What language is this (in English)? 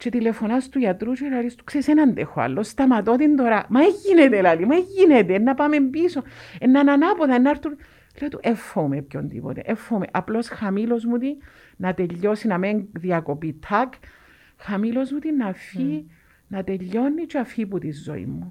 Greek